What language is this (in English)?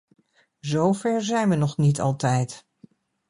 Dutch